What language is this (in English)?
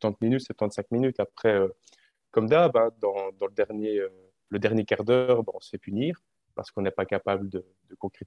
French